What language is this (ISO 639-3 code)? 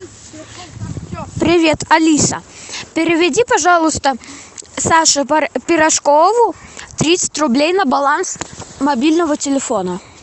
rus